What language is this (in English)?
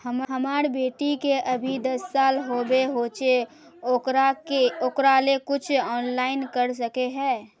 Magahi